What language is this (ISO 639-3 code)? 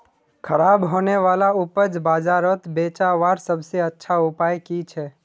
mag